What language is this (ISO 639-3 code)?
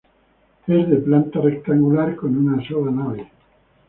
spa